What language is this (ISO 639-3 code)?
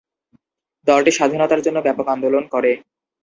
ben